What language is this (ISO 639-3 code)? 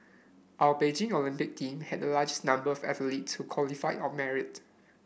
eng